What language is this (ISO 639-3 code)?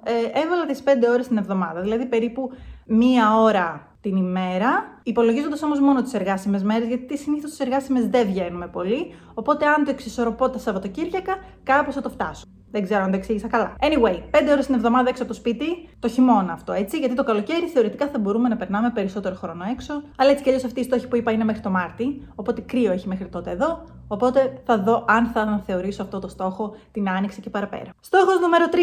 ell